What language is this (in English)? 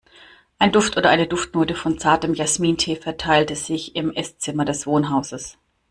German